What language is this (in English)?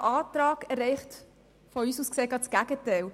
Swiss German